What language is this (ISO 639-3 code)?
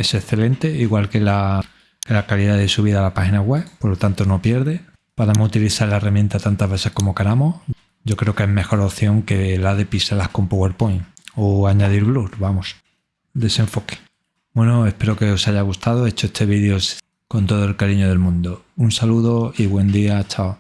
spa